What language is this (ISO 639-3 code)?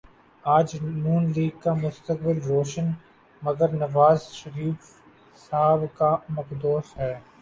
urd